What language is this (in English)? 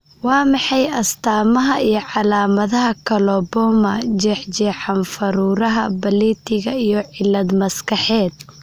Somali